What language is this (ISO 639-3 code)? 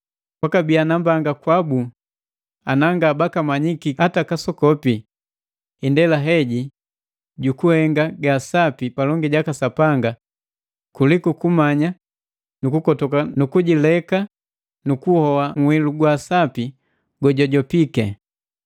mgv